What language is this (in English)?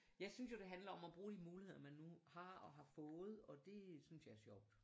Danish